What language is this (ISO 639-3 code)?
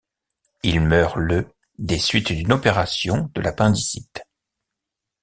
fra